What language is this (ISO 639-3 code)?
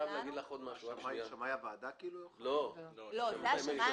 heb